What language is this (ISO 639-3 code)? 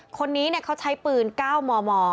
tha